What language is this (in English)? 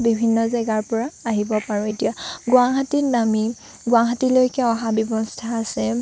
Assamese